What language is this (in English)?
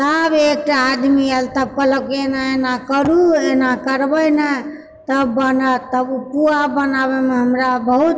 Maithili